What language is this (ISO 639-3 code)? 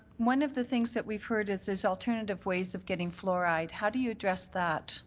eng